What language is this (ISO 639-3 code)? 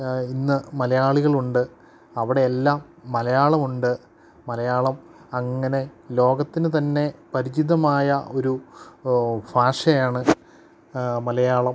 mal